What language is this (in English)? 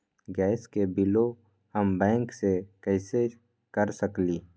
Magahi